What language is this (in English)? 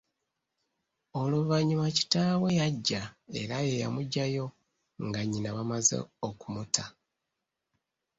Ganda